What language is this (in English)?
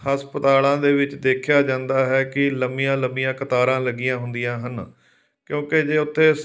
Punjabi